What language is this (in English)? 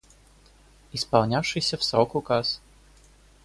Russian